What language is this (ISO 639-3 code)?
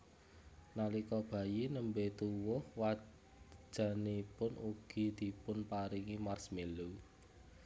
jav